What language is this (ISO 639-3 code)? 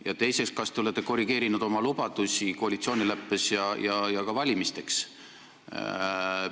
est